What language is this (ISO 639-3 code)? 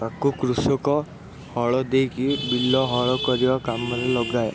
ori